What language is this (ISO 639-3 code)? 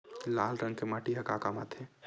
hne